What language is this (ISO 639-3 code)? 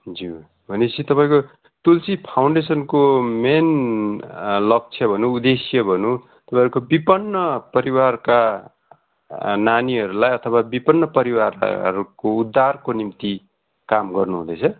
nep